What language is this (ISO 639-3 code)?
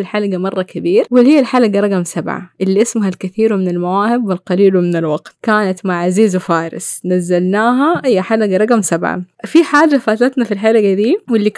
ara